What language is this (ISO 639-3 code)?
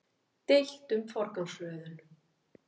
isl